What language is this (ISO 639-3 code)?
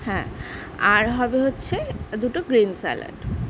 ben